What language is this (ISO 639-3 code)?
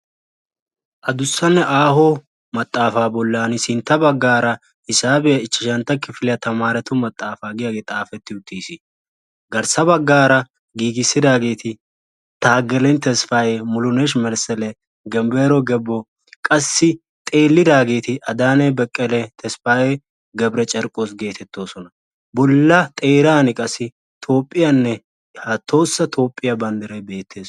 wal